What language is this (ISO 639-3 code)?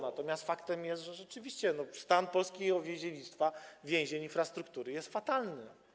pol